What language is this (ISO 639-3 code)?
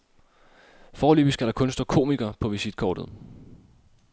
dan